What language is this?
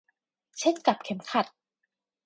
Thai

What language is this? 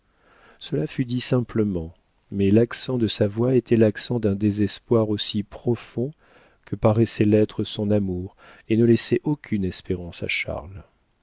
French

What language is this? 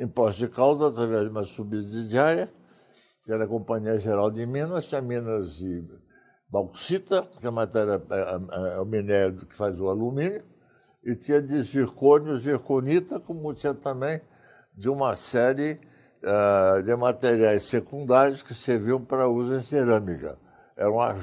Portuguese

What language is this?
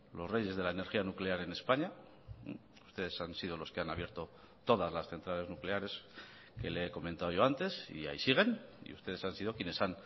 Spanish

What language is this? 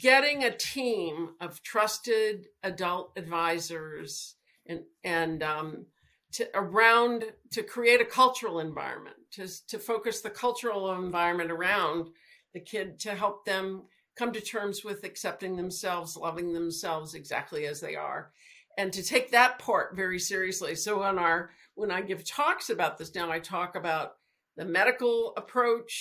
English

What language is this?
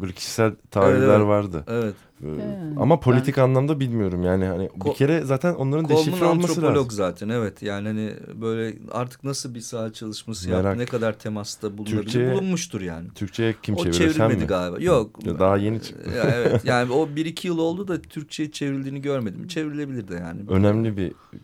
Turkish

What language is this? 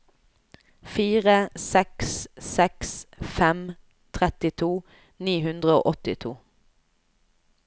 Norwegian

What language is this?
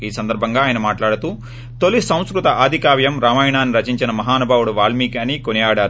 Telugu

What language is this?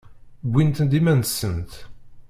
Kabyle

